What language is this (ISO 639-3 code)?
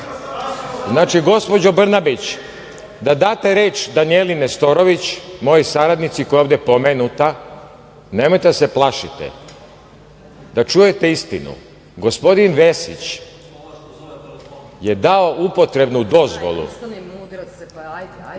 srp